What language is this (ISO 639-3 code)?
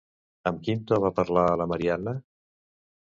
cat